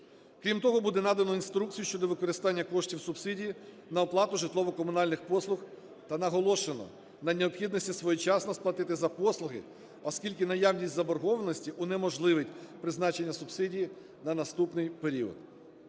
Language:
Ukrainian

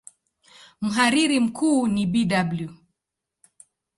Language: Swahili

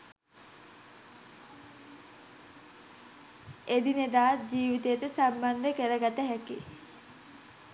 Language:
Sinhala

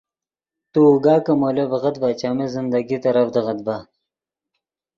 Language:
Yidgha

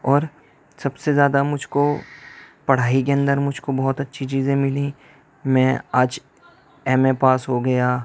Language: Urdu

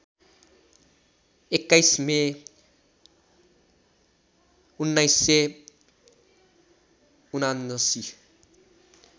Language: Nepali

